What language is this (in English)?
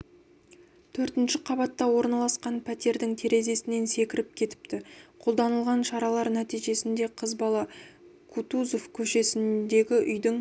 Kazakh